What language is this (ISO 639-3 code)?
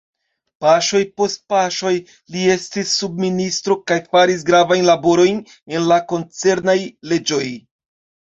epo